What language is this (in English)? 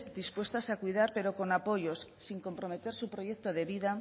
Spanish